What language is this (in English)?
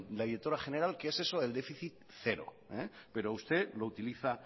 Spanish